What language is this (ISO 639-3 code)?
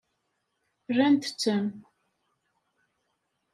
kab